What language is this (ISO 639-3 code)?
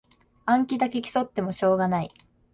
jpn